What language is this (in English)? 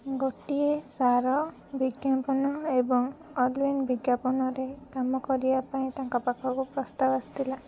Odia